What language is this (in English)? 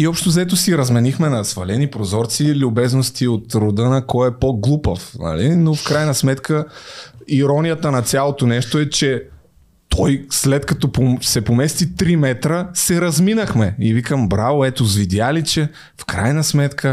Bulgarian